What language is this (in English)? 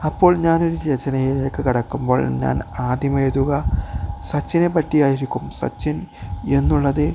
Malayalam